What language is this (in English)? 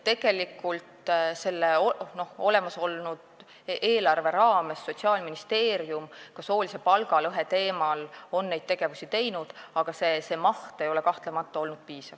Estonian